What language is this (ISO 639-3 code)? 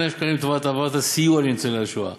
heb